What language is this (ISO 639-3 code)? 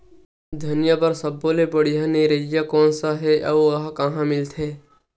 hne